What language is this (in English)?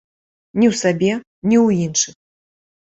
Belarusian